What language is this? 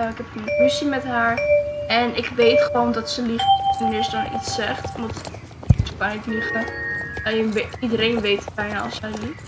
Dutch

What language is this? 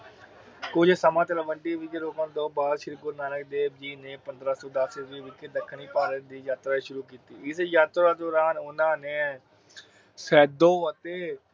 Punjabi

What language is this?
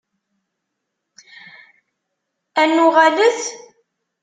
Kabyle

